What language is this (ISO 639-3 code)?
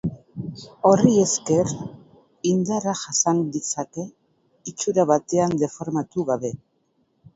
eus